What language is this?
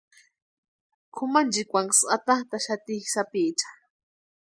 Western Highland Purepecha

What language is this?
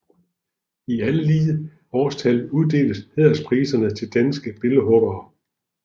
Danish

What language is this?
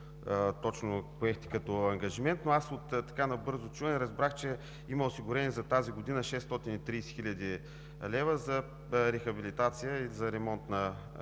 Bulgarian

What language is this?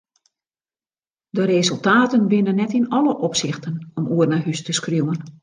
Western Frisian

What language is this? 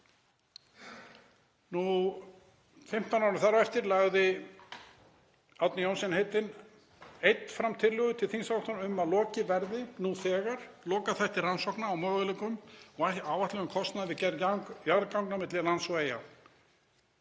Icelandic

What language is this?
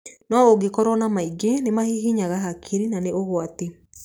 Kikuyu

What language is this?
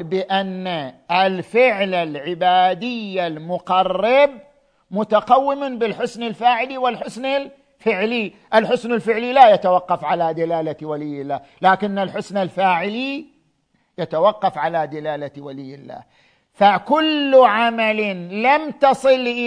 Arabic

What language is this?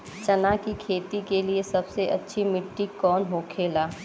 Bhojpuri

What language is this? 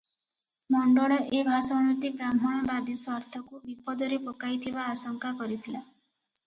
Odia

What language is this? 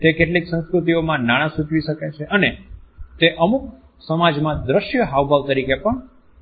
Gujarati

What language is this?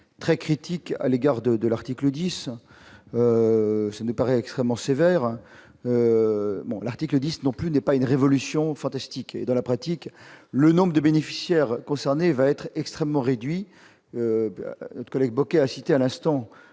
French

